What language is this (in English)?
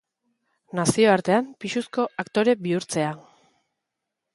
Basque